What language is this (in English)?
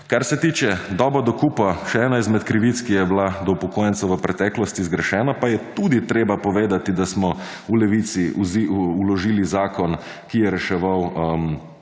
Slovenian